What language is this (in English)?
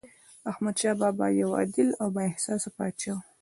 Pashto